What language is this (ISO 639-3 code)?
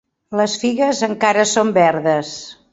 cat